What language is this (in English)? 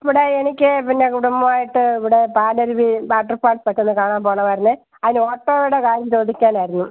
Malayalam